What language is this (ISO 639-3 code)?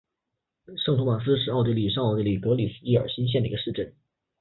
zho